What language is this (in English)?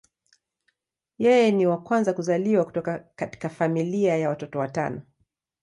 Swahili